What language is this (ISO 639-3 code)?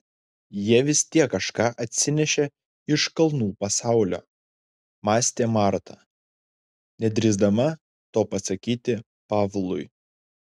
lit